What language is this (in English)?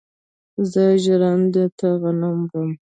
Pashto